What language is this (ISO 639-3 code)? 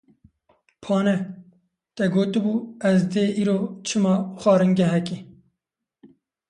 kur